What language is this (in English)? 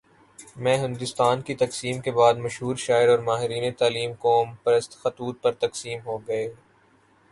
Urdu